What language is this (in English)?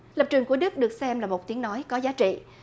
Vietnamese